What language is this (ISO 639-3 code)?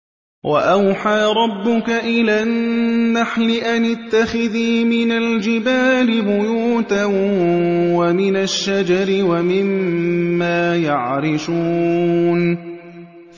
ara